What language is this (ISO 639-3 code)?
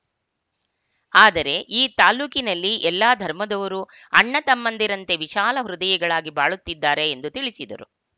kan